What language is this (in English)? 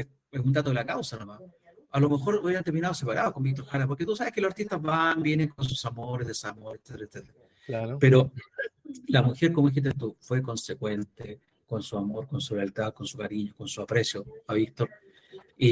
Spanish